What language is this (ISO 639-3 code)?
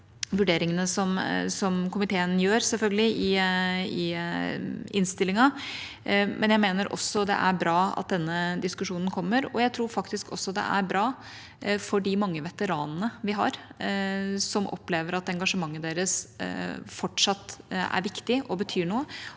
nor